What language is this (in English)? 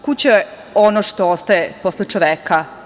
Serbian